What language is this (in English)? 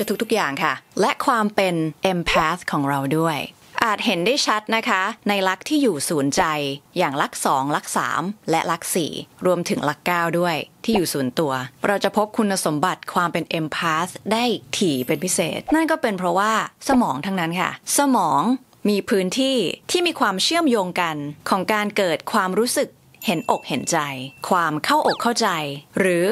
Thai